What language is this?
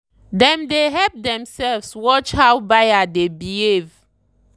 Nigerian Pidgin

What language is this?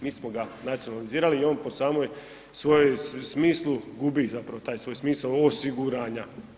Croatian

